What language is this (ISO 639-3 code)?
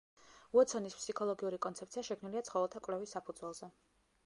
kat